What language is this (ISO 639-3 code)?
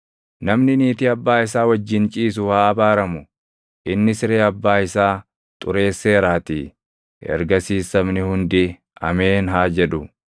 orm